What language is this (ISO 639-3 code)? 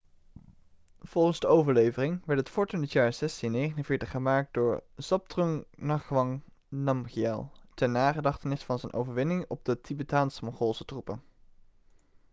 nld